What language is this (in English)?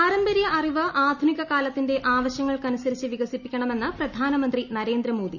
Malayalam